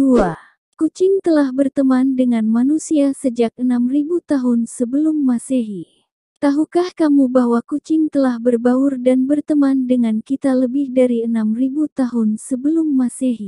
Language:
Indonesian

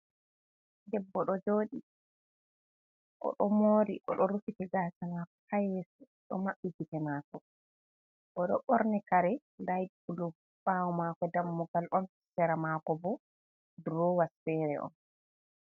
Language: Fula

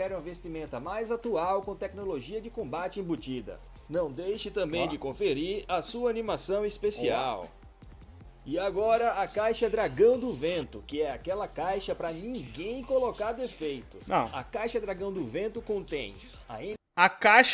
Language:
Portuguese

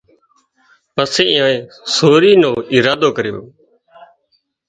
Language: Wadiyara Koli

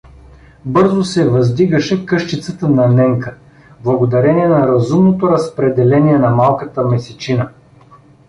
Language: Bulgarian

